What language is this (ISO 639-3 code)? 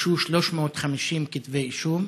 heb